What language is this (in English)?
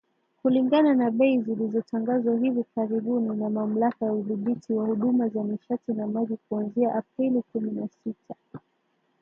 Swahili